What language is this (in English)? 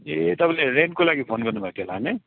Nepali